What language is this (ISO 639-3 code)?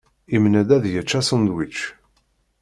kab